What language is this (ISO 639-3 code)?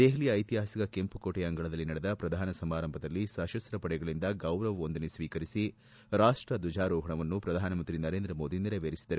kan